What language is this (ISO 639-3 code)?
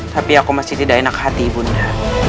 ind